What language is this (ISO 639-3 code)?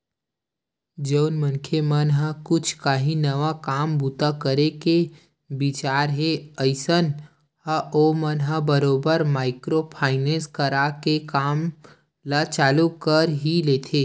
hne